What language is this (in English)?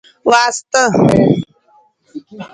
Nawdm